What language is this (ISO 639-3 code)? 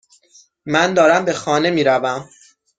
fas